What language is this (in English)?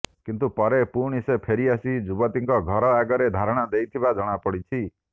Odia